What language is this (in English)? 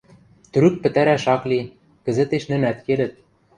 Western Mari